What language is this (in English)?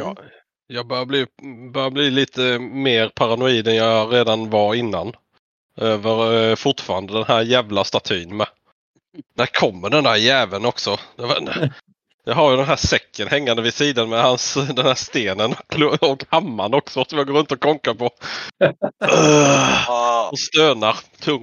Swedish